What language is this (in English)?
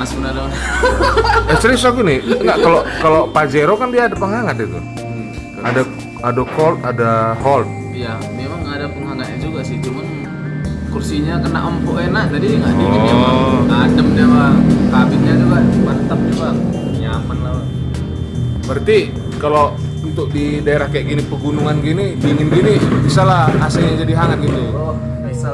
Indonesian